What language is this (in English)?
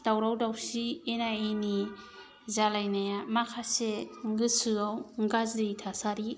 Bodo